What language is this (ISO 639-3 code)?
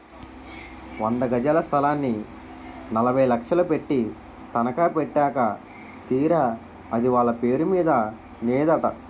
tel